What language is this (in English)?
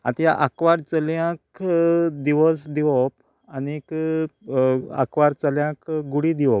Konkani